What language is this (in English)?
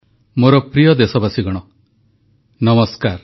Odia